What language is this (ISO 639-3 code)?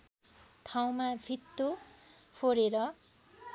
nep